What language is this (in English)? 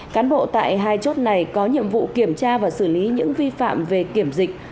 Vietnamese